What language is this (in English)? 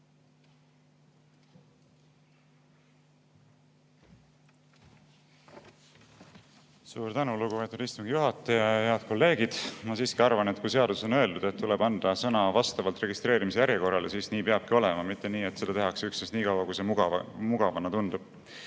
Estonian